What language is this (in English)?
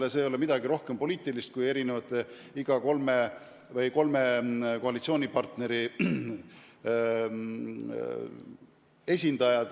Estonian